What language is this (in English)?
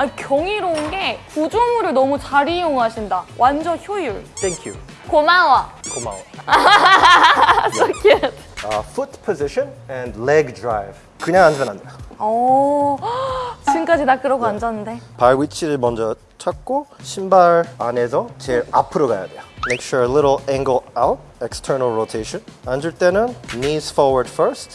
Korean